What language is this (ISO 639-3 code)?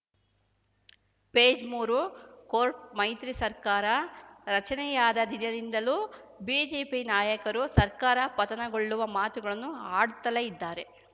kan